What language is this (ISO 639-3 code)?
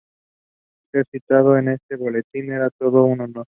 spa